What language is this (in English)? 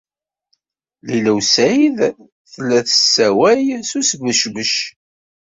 Kabyle